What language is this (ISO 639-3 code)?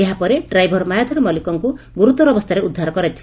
ori